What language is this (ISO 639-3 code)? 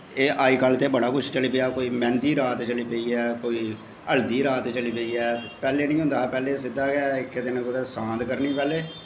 doi